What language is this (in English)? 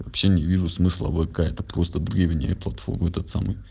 Russian